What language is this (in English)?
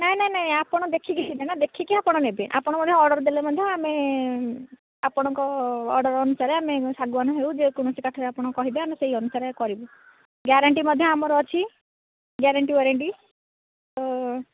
Odia